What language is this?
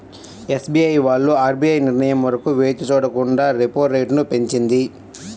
Telugu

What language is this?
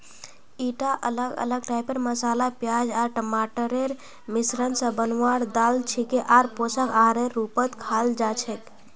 Magahi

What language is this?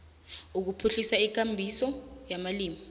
South Ndebele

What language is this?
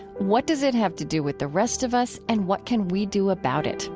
English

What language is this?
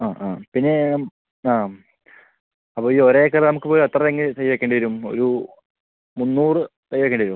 Malayalam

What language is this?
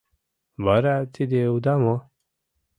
Mari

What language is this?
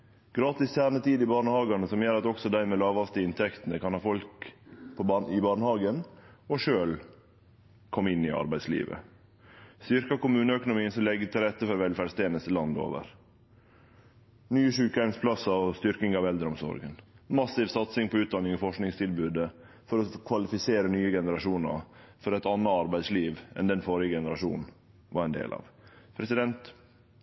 Norwegian Nynorsk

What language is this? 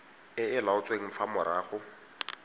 Tswana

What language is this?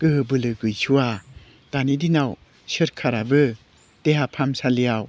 Bodo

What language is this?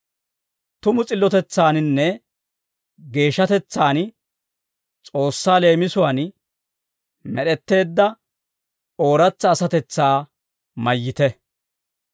Dawro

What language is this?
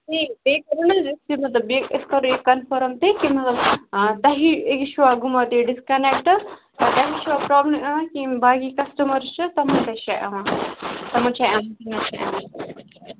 Kashmiri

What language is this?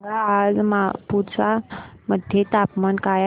Marathi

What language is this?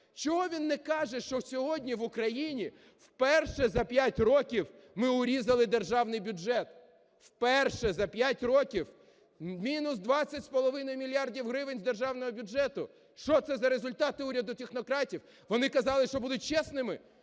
Ukrainian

